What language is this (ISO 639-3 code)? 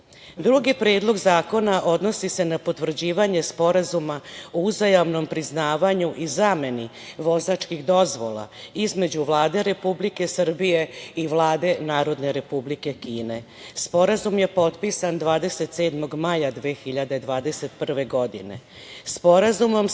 srp